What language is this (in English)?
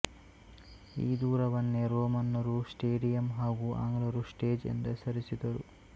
Kannada